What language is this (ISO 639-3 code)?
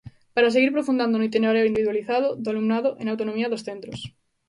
glg